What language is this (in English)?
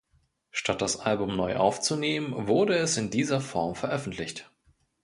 German